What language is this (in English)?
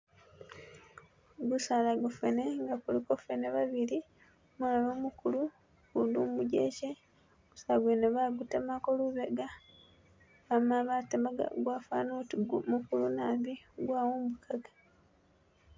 Masaaba